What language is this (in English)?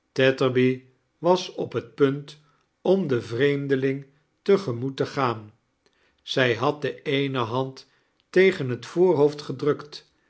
Dutch